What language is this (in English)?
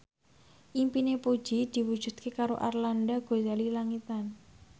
Javanese